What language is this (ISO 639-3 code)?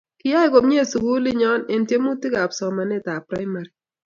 kln